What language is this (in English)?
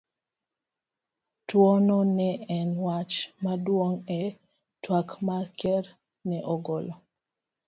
Luo (Kenya and Tanzania)